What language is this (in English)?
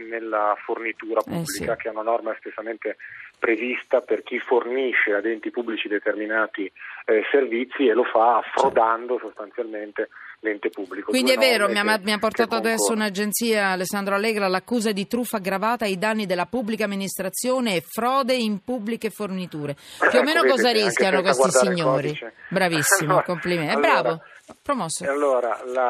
Italian